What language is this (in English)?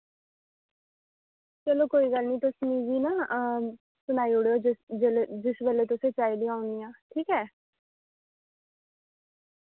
Dogri